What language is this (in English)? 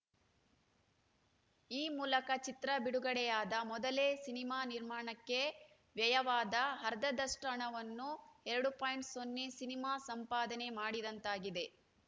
Kannada